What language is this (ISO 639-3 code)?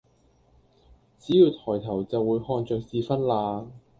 yue